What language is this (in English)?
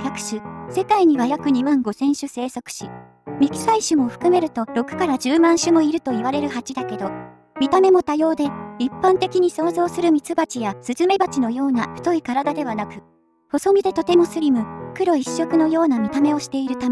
Japanese